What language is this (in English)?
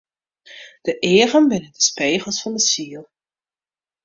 Western Frisian